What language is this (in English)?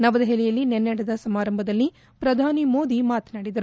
Kannada